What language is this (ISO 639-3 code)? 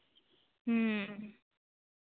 sat